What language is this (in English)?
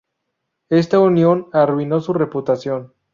Spanish